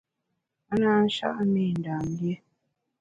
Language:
Bamun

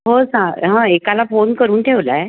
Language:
Marathi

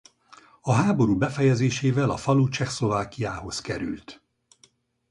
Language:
Hungarian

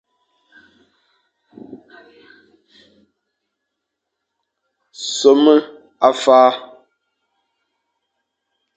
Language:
Fang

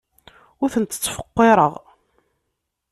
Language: Kabyle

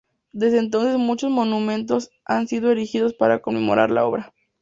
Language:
Spanish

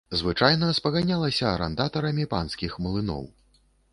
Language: Belarusian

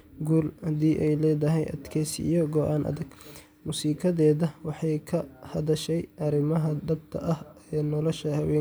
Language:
Somali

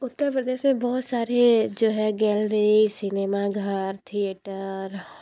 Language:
Hindi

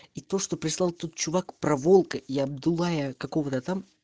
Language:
Russian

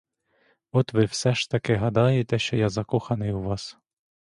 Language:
Ukrainian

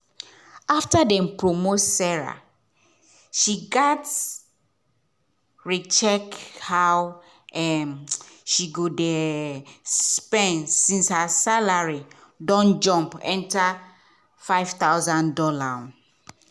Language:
Nigerian Pidgin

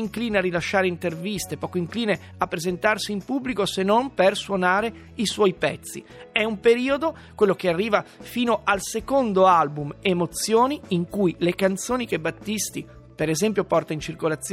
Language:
Italian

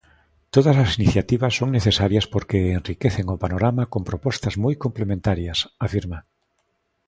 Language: Galician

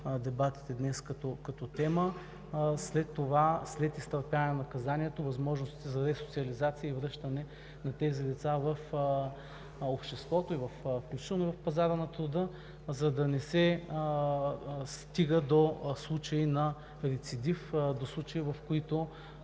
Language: Bulgarian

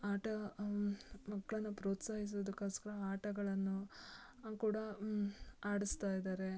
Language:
Kannada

